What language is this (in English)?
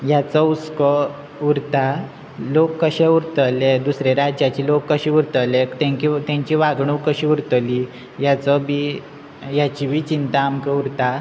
Konkani